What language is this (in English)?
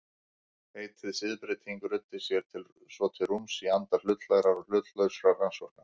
Icelandic